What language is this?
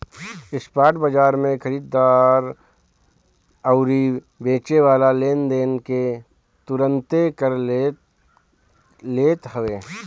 Bhojpuri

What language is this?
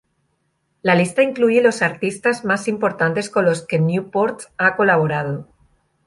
Spanish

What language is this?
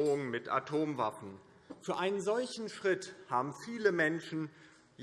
German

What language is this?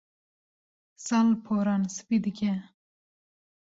Kurdish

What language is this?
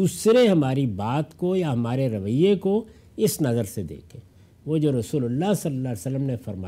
Urdu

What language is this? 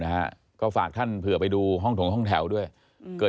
Thai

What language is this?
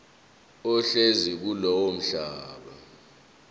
Zulu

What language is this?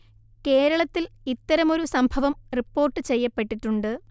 Malayalam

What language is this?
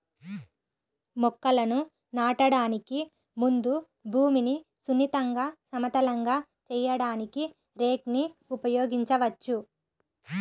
Telugu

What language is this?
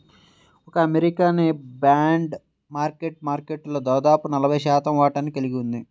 Telugu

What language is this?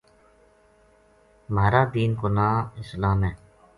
Gujari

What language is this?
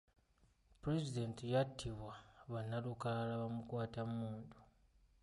Ganda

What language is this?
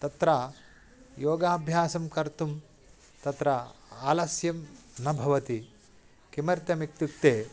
Sanskrit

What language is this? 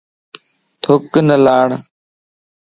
Lasi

